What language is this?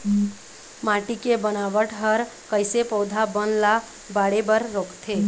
Chhattisgarhi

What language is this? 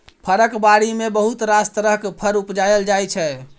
Maithili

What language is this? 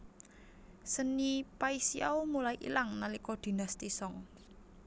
Javanese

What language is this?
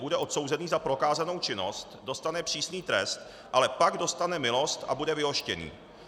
Czech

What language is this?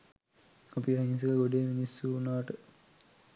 Sinhala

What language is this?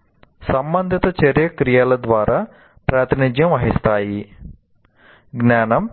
Telugu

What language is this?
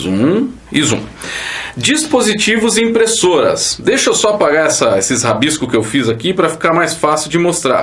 Portuguese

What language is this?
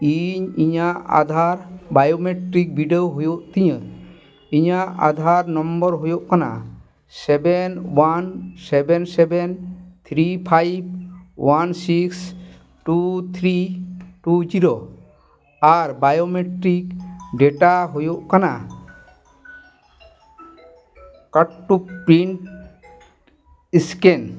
Santali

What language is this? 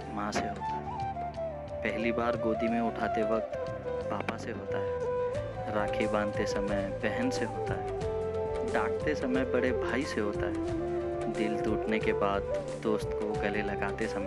Hindi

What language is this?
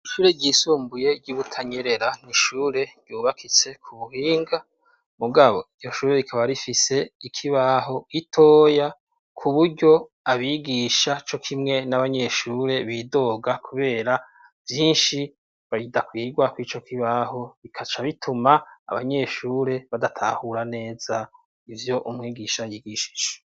Rundi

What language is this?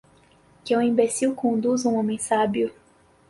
Portuguese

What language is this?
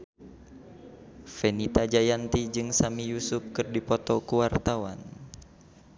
Sundanese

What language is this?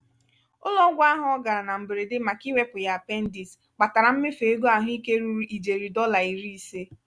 Igbo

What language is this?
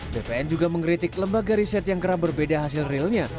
Indonesian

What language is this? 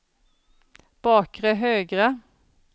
Swedish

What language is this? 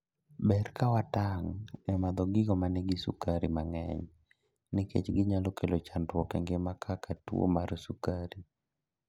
Luo (Kenya and Tanzania)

